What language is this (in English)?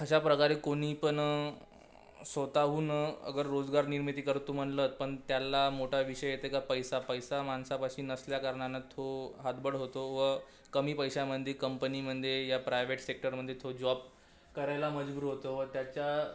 Marathi